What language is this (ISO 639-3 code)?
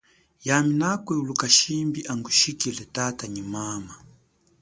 cjk